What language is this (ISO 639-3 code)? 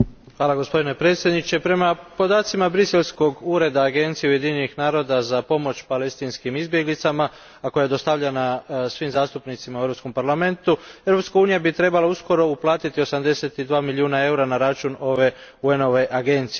hrv